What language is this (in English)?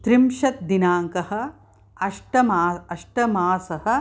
Sanskrit